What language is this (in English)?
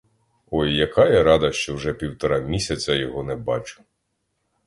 Ukrainian